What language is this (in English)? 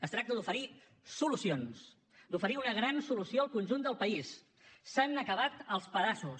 Catalan